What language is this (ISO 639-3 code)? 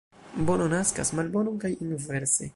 epo